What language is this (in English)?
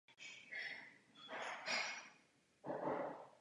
Czech